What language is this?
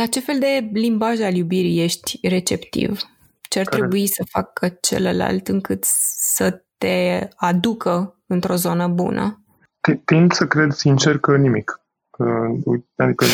Romanian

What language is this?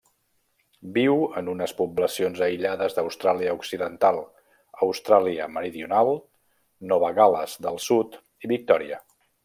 Catalan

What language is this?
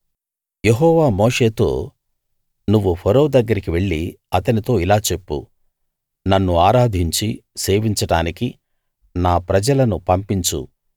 Telugu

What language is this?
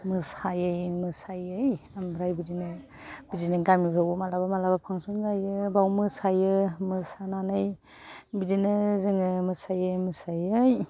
Bodo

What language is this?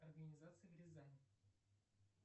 Russian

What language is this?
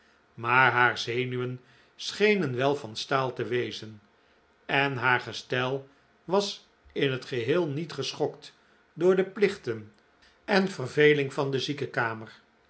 Dutch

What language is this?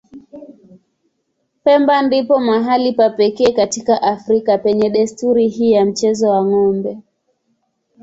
Swahili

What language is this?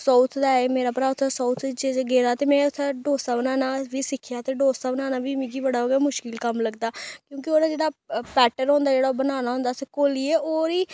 Dogri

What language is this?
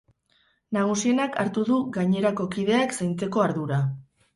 Basque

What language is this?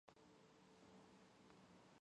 Georgian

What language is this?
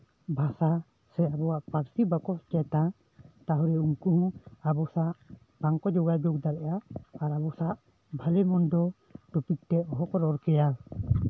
Santali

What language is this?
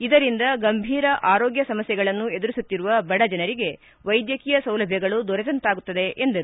Kannada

